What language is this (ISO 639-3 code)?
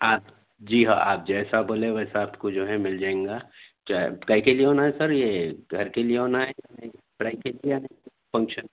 urd